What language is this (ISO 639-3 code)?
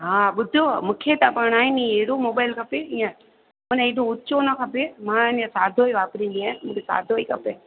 snd